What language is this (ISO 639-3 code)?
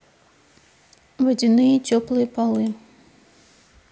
rus